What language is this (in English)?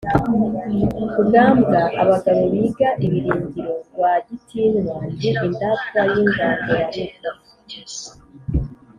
Kinyarwanda